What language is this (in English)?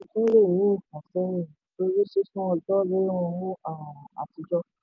Yoruba